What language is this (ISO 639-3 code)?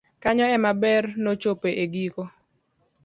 luo